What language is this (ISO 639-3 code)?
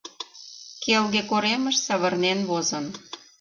chm